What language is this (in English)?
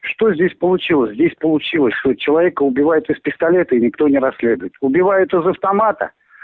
Russian